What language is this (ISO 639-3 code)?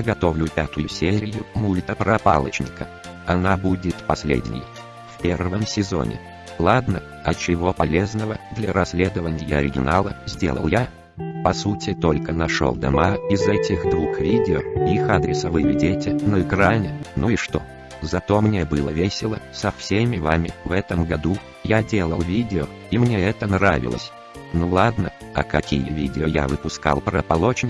rus